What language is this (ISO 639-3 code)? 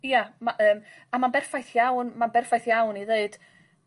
cym